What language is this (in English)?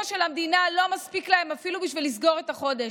Hebrew